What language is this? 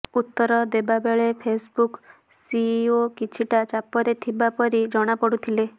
Odia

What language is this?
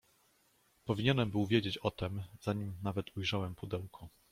Polish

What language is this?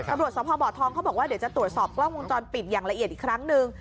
Thai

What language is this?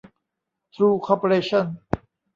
Thai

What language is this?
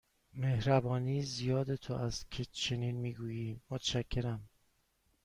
Persian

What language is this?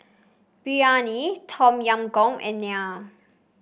English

